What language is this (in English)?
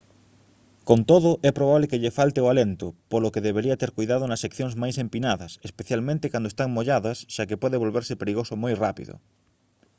Galician